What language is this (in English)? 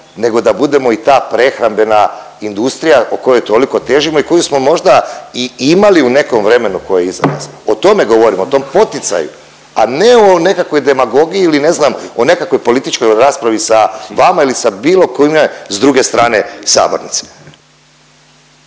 Croatian